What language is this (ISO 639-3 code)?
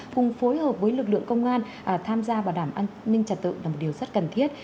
vie